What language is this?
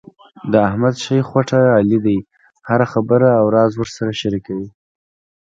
Pashto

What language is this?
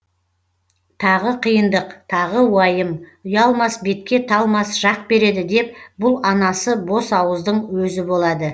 Kazakh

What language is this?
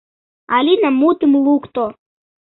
Mari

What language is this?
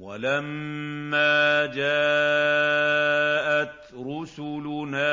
Arabic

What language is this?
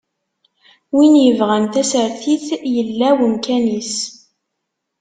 Kabyle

